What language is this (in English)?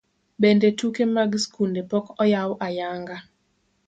Luo (Kenya and Tanzania)